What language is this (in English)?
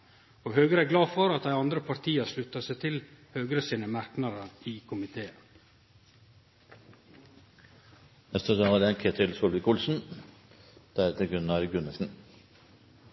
Norwegian Nynorsk